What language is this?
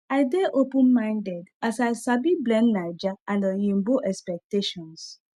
Nigerian Pidgin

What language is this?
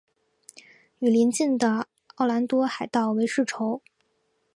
Chinese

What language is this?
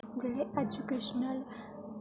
Dogri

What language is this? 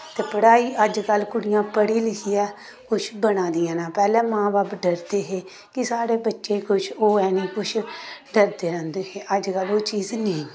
Dogri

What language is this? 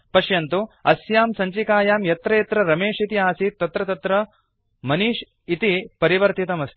Sanskrit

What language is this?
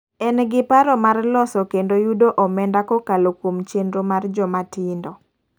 Luo (Kenya and Tanzania)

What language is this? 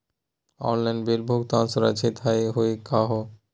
Magahi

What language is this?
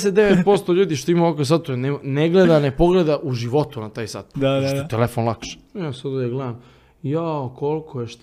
Croatian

